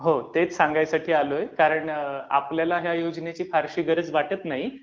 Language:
Marathi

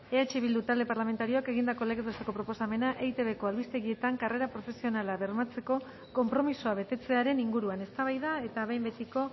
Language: Basque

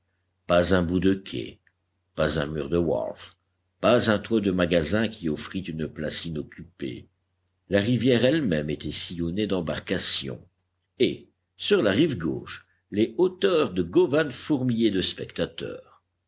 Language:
French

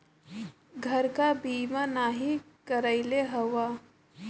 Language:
Bhojpuri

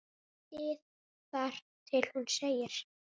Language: Icelandic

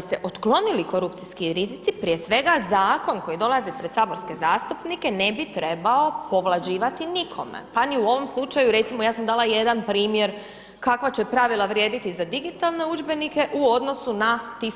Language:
Croatian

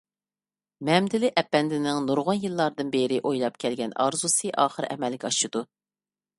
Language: Uyghur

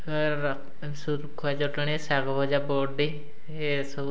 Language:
Odia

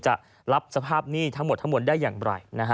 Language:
Thai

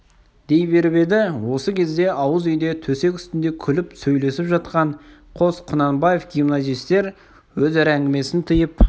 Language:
Kazakh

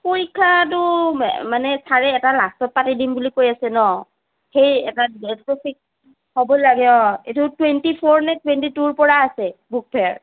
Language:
Assamese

